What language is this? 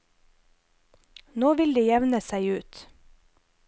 Norwegian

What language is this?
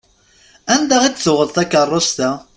Kabyle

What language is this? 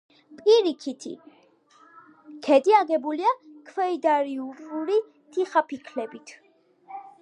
Georgian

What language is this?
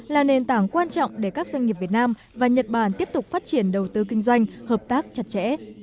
Vietnamese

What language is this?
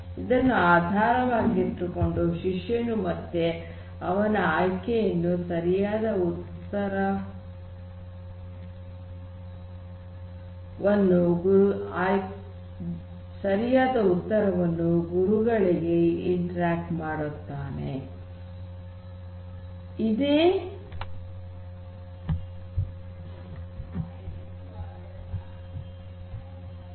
Kannada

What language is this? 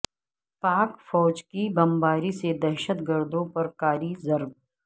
Urdu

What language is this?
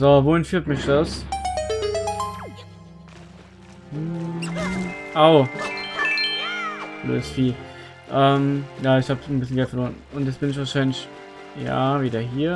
German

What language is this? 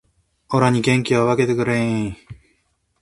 Japanese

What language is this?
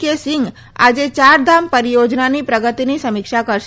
Gujarati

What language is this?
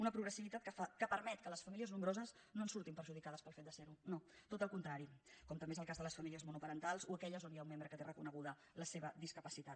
Catalan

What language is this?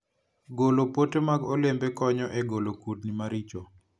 Luo (Kenya and Tanzania)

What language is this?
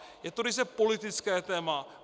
Czech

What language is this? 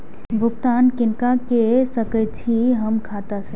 Maithili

